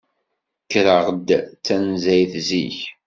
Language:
Kabyle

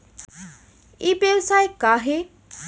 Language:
Chhattisgarhi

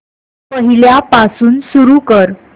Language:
Marathi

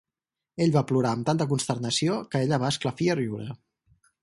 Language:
Catalan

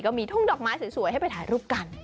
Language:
Thai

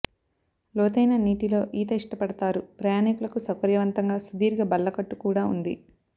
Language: Telugu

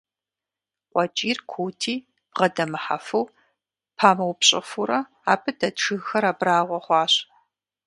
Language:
Kabardian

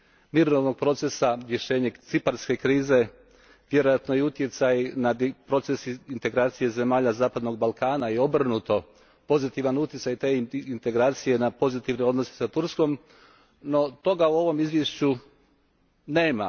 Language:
Croatian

